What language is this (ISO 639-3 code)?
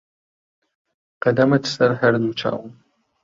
ckb